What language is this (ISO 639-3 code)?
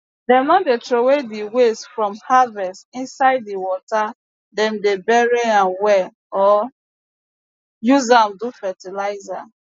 pcm